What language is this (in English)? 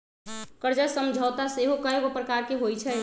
Magahi